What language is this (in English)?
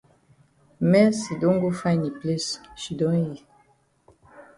Cameroon Pidgin